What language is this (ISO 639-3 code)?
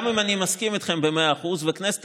heb